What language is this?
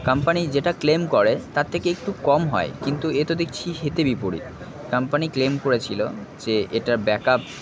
Bangla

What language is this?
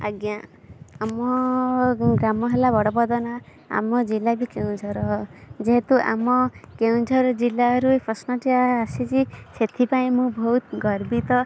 Odia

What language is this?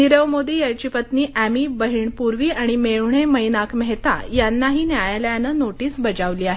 Marathi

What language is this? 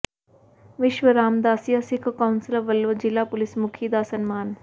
Punjabi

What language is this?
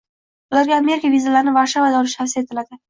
Uzbek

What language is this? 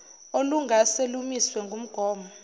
Zulu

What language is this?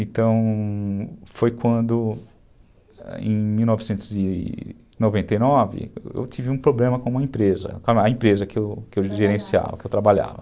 Portuguese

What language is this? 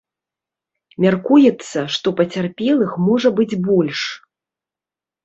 Belarusian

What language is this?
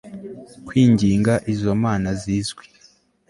Kinyarwanda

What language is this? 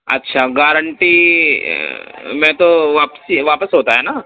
Urdu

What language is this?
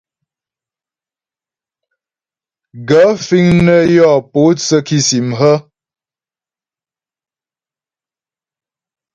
Ghomala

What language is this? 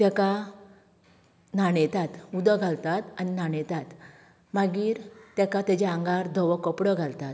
Konkani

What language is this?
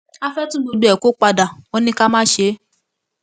Yoruba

